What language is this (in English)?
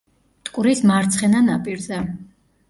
Georgian